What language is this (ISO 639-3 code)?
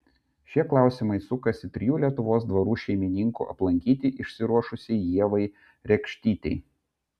lit